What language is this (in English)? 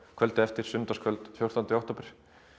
Icelandic